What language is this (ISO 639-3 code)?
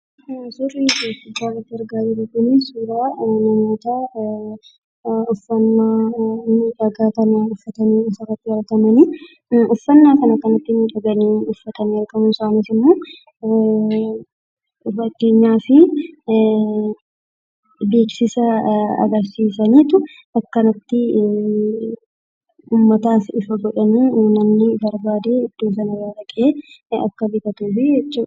orm